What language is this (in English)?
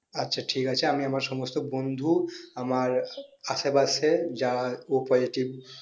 Bangla